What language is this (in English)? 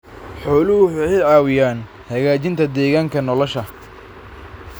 Somali